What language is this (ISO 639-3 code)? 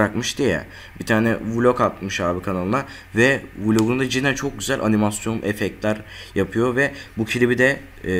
tur